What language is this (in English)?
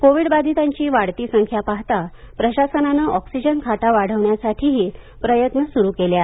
Marathi